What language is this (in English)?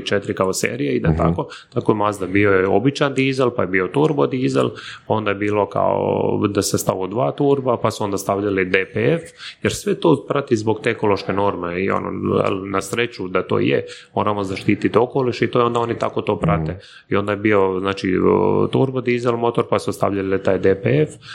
Croatian